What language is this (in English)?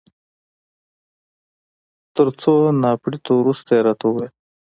Pashto